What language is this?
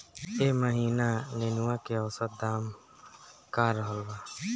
Bhojpuri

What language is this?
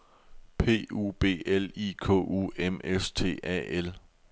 Danish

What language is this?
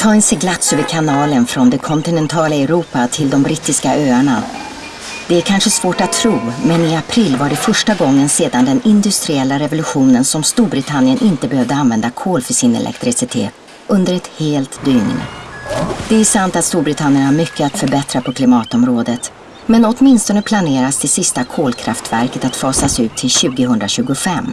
Swedish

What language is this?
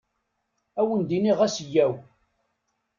Kabyle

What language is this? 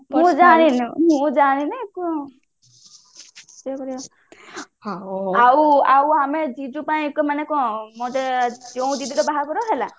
Odia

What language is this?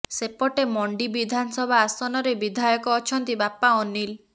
Odia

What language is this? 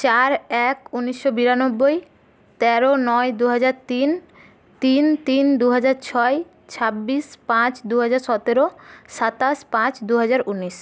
Bangla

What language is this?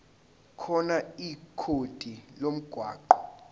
Zulu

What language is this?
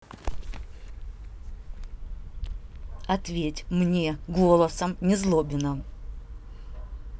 Russian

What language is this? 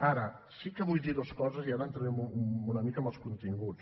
Catalan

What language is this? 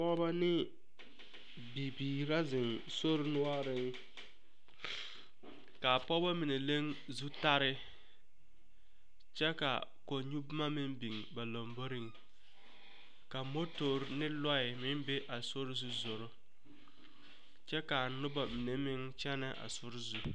Southern Dagaare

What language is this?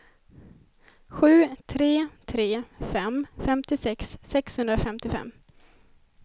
Swedish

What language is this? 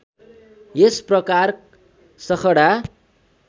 Nepali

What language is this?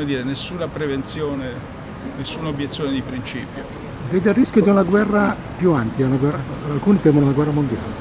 Italian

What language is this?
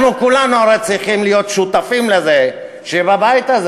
Hebrew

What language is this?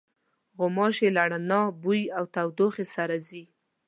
Pashto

